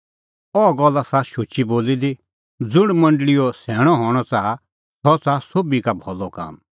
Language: Kullu Pahari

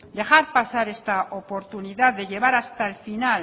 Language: Spanish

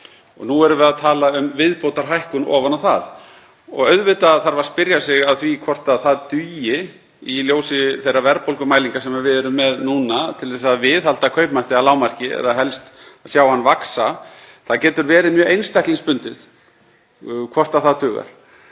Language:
Icelandic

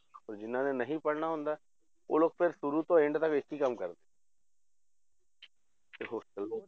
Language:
Punjabi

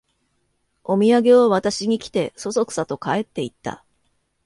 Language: Japanese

